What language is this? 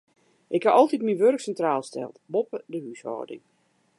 Western Frisian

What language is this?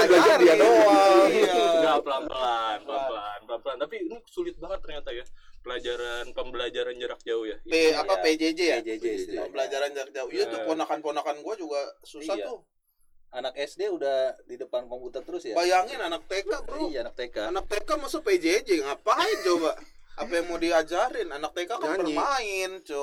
Indonesian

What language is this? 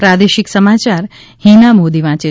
Gujarati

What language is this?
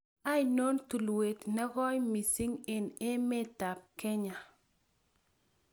Kalenjin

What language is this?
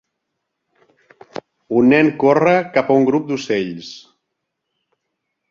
Catalan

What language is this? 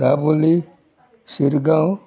Konkani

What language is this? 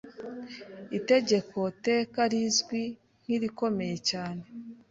Kinyarwanda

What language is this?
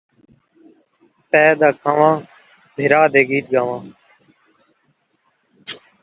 Saraiki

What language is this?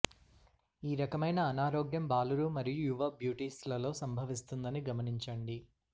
Telugu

